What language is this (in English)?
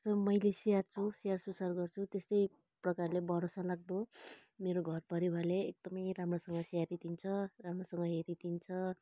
Nepali